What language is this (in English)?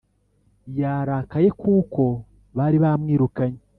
Kinyarwanda